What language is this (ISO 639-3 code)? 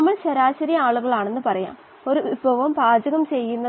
mal